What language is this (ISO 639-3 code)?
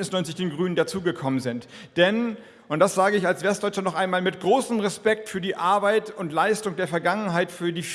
deu